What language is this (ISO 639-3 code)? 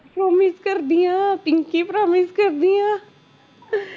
pan